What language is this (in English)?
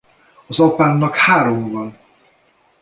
Hungarian